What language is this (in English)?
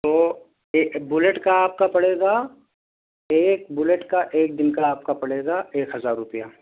Urdu